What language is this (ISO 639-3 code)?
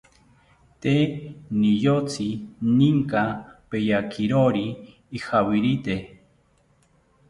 cpy